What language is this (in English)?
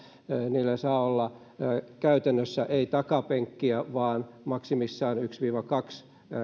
Finnish